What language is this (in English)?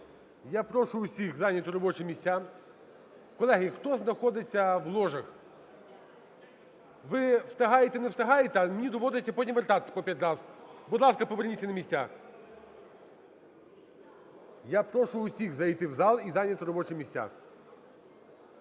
Ukrainian